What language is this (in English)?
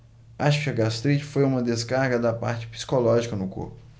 Portuguese